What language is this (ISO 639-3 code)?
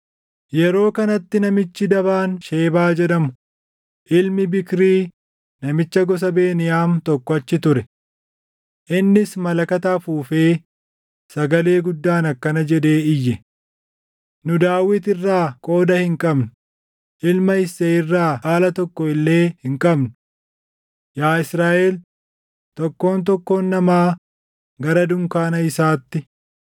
orm